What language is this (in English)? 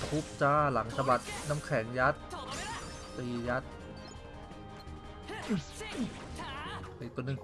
Thai